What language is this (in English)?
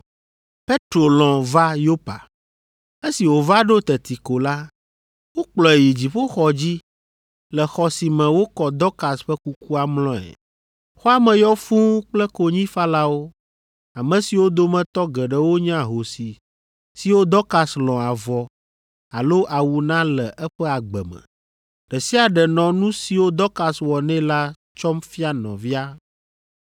Ewe